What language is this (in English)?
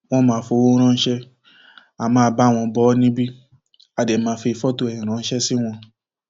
Yoruba